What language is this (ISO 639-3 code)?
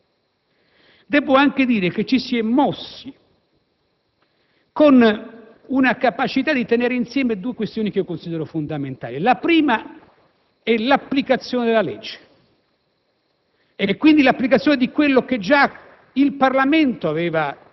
ita